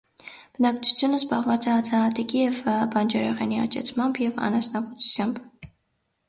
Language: Armenian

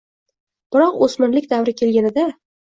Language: Uzbek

